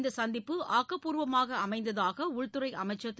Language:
Tamil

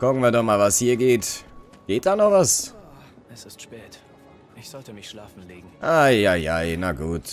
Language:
German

